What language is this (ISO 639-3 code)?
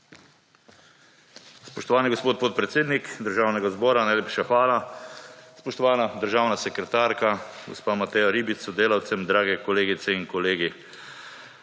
slv